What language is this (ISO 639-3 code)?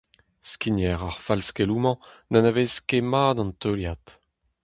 bre